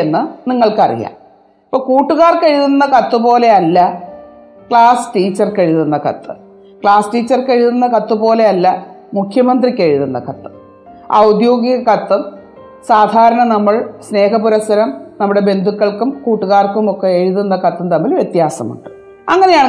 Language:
Malayalam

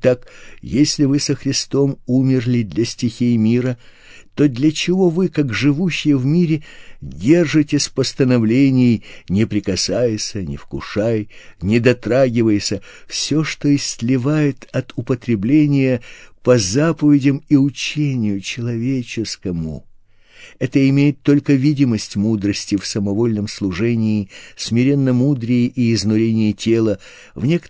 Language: Russian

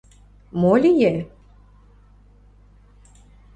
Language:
Mari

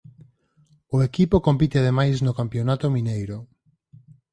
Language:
Galician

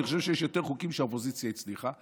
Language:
Hebrew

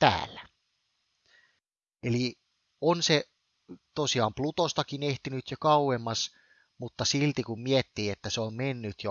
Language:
Finnish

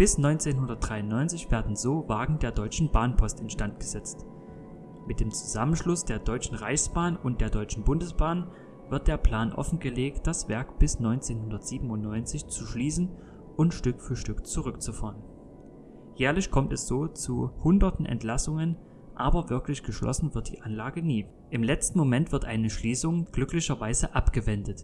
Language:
German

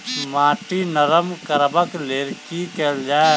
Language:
Maithili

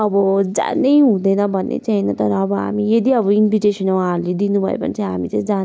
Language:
Nepali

